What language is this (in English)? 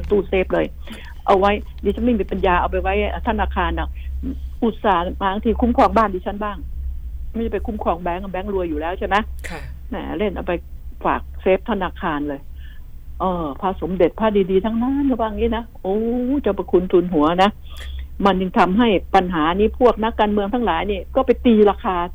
Thai